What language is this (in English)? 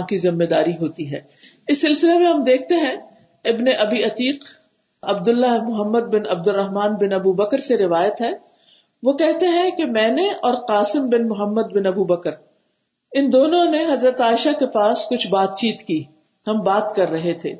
Urdu